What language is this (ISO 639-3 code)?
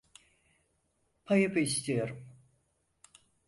tur